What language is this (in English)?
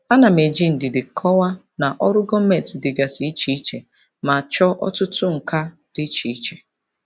Igbo